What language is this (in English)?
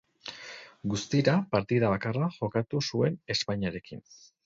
Basque